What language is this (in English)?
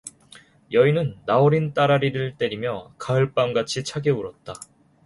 Korean